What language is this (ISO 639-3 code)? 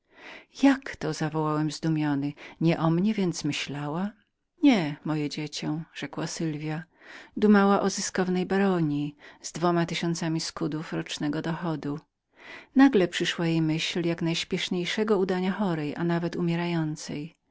pol